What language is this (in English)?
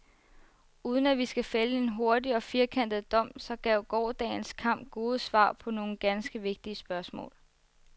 Danish